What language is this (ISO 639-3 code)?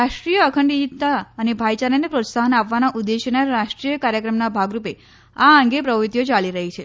guj